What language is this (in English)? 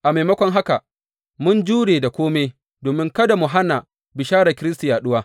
Hausa